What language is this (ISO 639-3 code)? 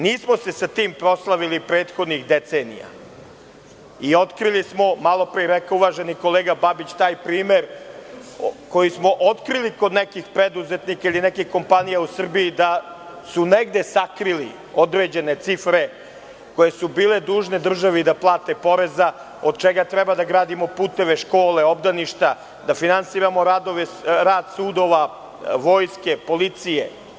srp